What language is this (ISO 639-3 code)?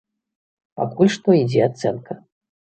bel